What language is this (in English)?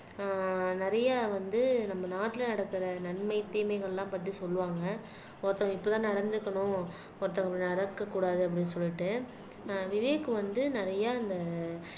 Tamil